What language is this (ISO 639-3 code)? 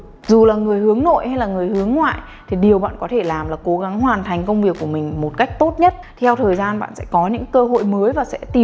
vie